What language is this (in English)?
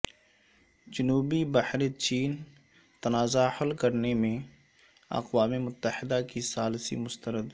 Urdu